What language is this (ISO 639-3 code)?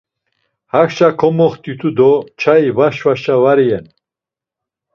lzz